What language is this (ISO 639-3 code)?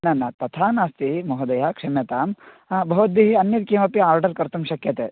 san